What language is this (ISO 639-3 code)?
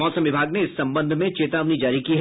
hin